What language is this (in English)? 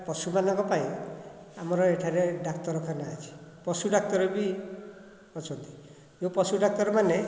Odia